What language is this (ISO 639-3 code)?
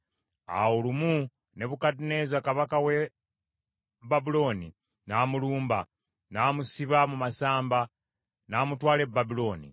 lug